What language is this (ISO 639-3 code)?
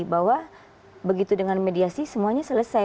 ind